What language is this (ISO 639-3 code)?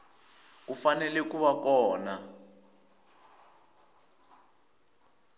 tso